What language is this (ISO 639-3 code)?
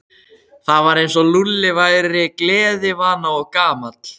isl